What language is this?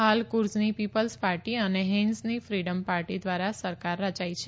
Gujarati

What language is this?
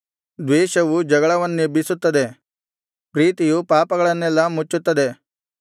Kannada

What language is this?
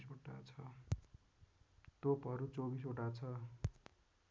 Nepali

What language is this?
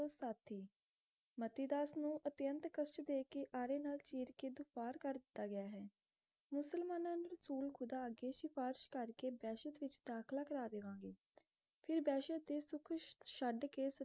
Punjabi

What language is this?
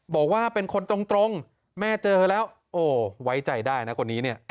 Thai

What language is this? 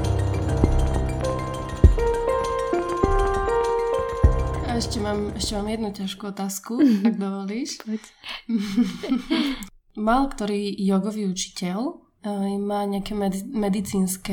Slovak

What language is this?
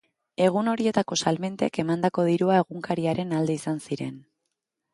Basque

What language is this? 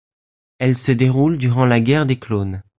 French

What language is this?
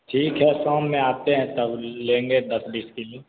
Hindi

